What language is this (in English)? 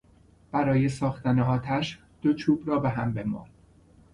Persian